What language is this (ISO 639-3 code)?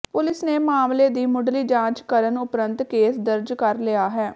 pan